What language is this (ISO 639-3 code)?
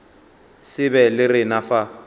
nso